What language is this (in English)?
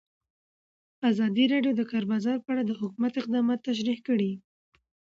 Pashto